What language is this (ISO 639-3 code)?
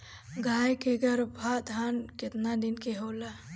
bho